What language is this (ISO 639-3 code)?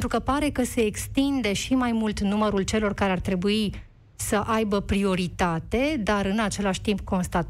ron